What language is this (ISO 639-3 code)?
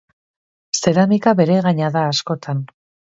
eus